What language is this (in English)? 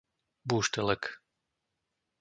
Slovak